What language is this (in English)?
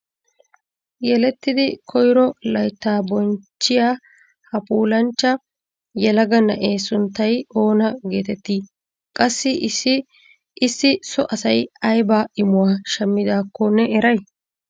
Wolaytta